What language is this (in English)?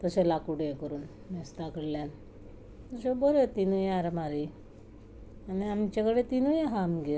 Konkani